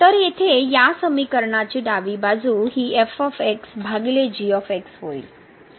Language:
Marathi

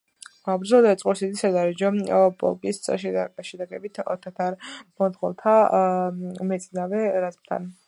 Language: Georgian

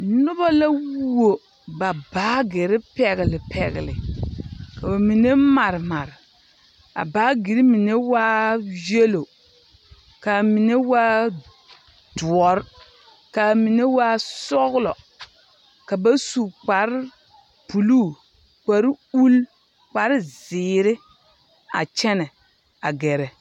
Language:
Southern Dagaare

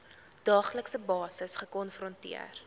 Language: Afrikaans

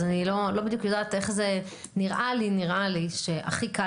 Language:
Hebrew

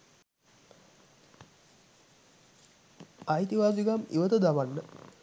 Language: Sinhala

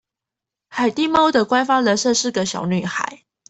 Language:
Chinese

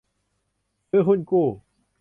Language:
Thai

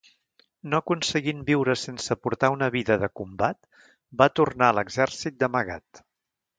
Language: Catalan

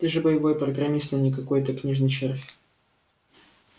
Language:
Russian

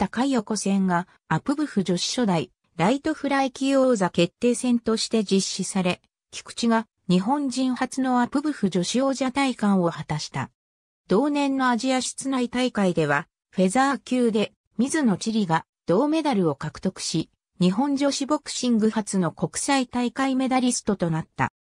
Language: Japanese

